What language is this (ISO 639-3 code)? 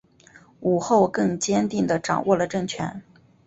zho